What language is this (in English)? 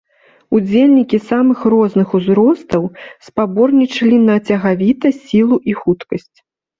Belarusian